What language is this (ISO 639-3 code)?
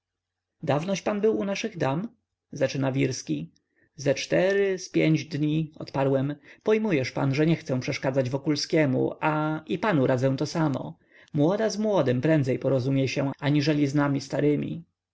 pol